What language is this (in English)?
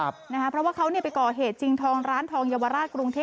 Thai